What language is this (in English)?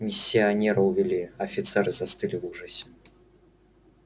Russian